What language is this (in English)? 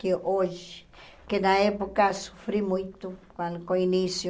Portuguese